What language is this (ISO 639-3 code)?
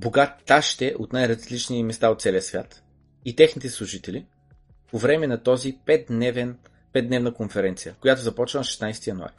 bul